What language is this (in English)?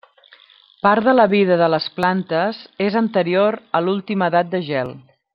Catalan